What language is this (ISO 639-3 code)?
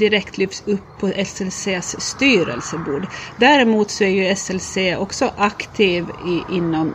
swe